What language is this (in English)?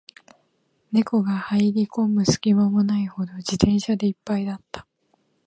Japanese